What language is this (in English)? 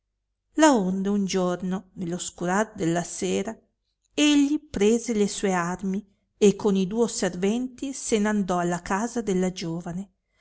Italian